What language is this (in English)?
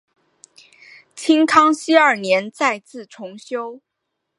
Chinese